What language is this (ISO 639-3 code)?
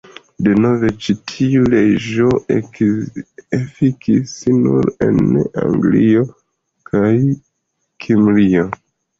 epo